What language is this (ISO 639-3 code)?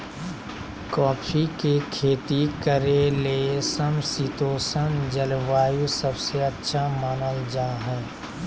mag